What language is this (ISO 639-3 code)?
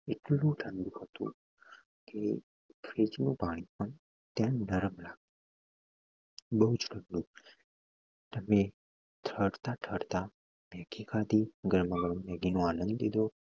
guj